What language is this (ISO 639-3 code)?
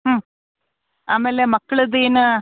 kan